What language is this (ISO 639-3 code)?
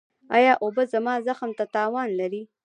pus